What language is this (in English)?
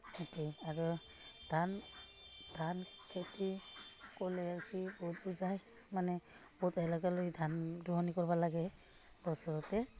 Assamese